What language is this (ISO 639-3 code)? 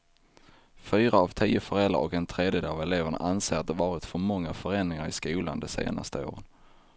swe